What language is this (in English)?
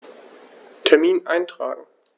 German